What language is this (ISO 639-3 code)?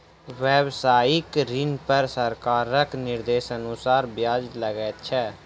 mai